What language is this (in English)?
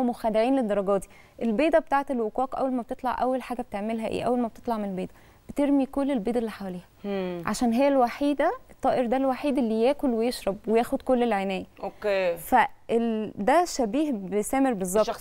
Arabic